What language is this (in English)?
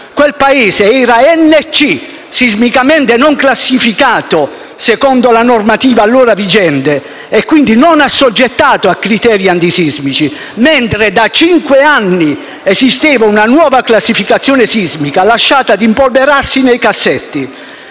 Italian